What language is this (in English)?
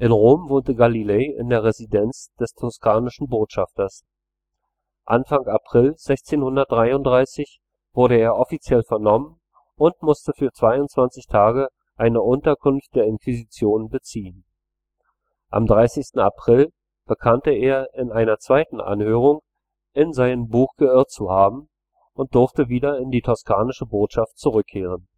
German